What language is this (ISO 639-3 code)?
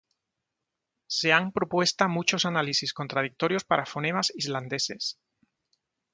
spa